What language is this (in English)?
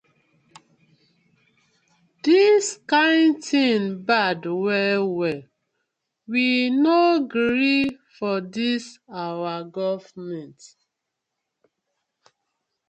Nigerian Pidgin